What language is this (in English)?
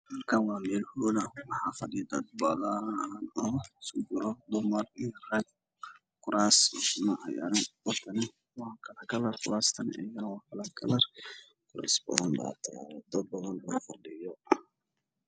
Somali